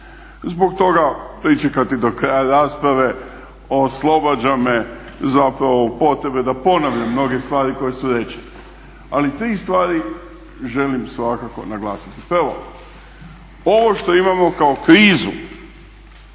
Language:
Croatian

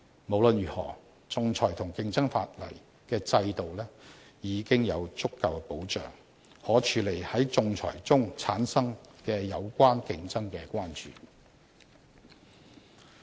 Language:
Cantonese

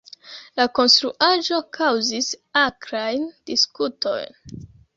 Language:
Esperanto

